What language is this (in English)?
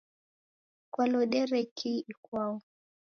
Taita